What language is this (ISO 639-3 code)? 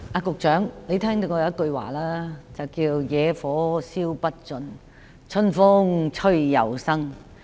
yue